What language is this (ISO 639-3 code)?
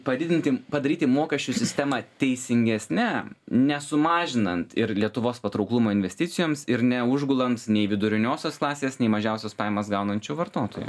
lit